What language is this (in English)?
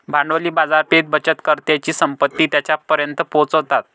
Marathi